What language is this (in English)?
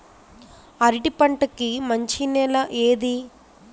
Telugu